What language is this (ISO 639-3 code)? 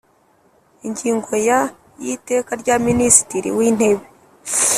kin